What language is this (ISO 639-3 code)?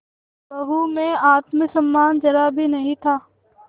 hin